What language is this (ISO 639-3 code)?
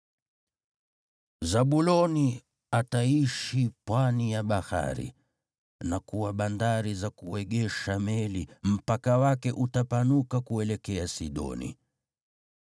swa